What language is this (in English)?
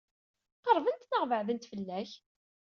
Kabyle